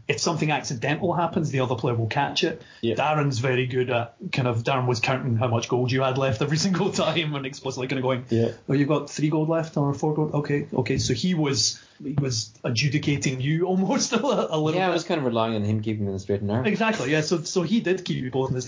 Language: English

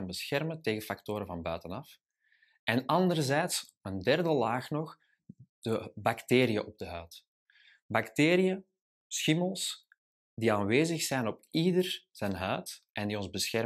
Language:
Dutch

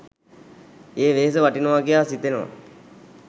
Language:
Sinhala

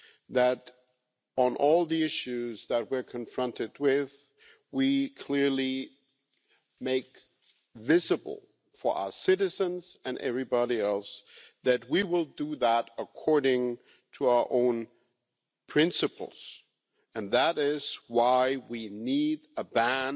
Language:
English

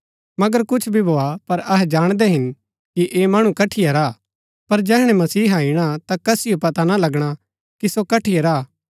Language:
Gaddi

